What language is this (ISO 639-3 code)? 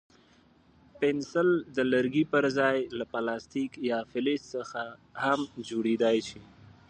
pus